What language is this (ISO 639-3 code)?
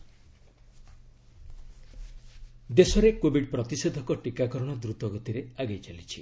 ori